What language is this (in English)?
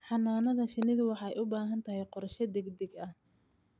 Somali